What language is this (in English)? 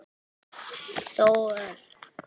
Icelandic